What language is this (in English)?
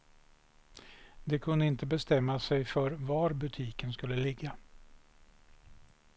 Swedish